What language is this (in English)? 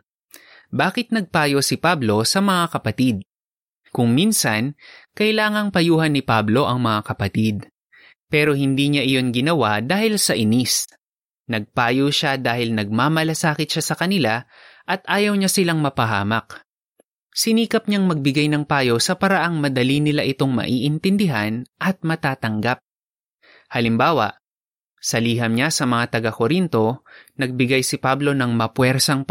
Filipino